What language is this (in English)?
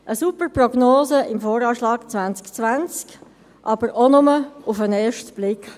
Swiss German